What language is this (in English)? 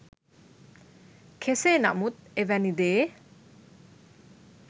Sinhala